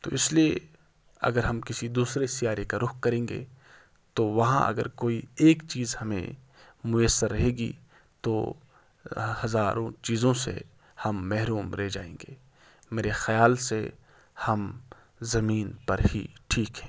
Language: Urdu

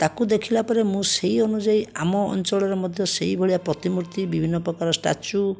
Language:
Odia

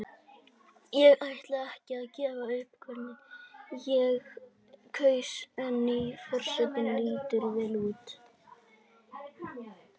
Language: Icelandic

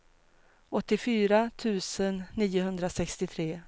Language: Swedish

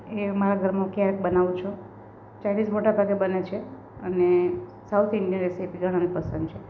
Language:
Gujarati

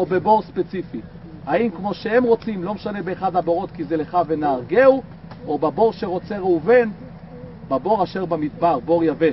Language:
Hebrew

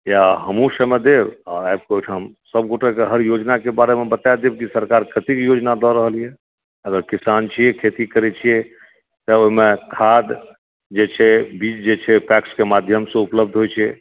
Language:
Maithili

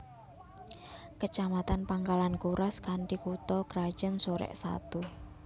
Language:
Javanese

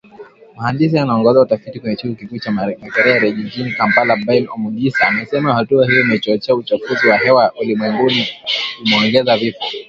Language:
Swahili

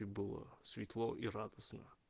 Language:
Russian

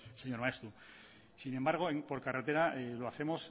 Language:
Spanish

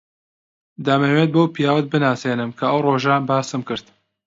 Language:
Central Kurdish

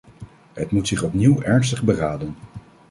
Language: Dutch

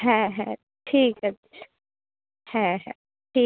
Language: Bangla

